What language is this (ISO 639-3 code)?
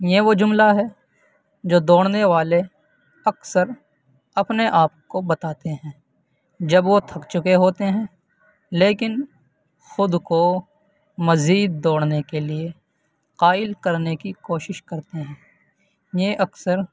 urd